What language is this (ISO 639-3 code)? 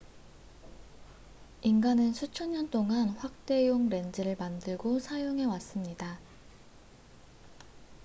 kor